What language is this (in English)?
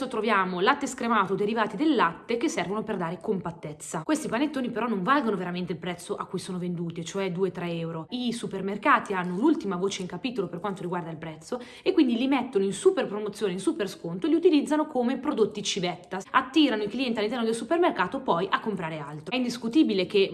Italian